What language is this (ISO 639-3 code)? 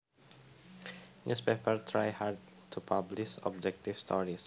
jav